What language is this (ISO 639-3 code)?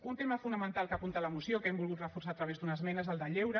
cat